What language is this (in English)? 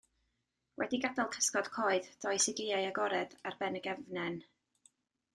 Welsh